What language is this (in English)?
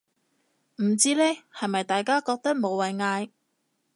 Cantonese